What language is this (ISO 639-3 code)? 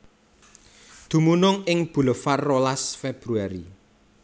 jav